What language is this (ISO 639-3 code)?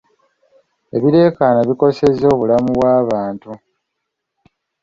lug